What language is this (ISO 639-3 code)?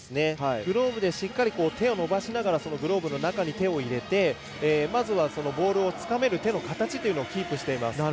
jpn